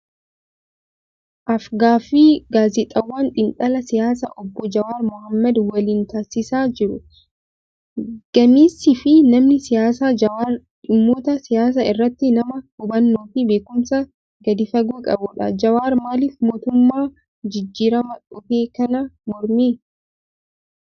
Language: Oromo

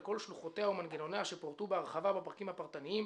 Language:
Hebrew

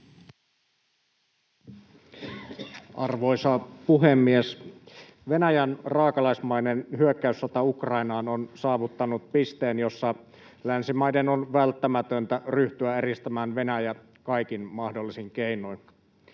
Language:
Finnish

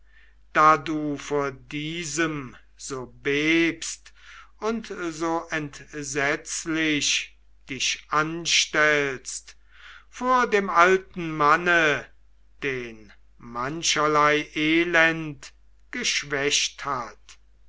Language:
German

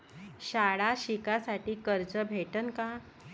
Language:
Marathi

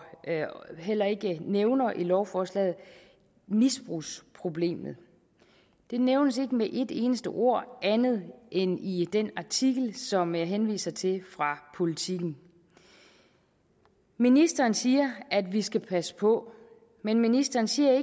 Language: Danish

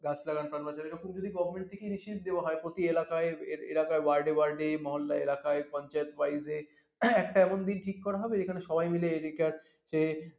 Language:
Bangla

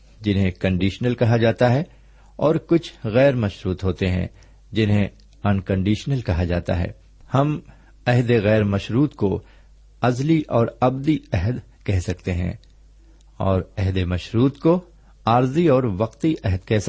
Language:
Urdu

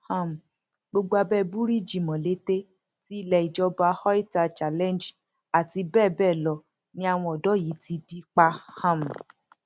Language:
Yoruba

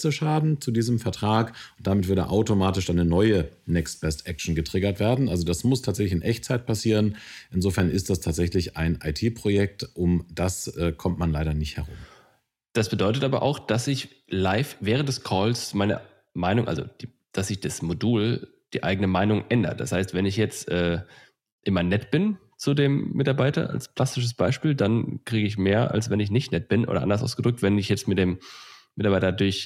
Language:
German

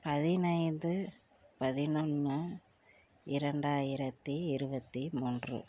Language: Tamil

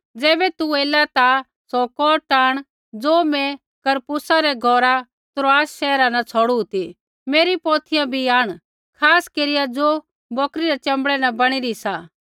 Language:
Kullu Pahari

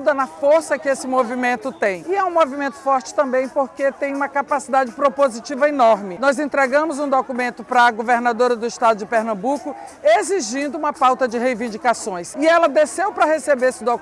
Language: Portuguese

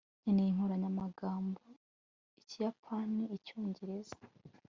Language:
Kinyarwanda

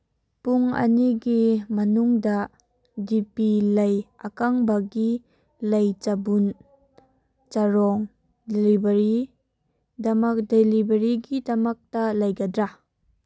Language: Manipuri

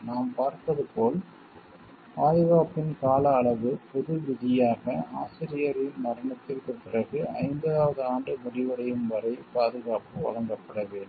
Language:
Tamil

